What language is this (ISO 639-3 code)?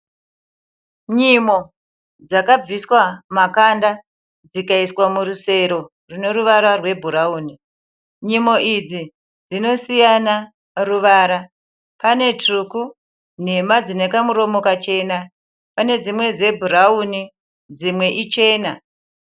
sna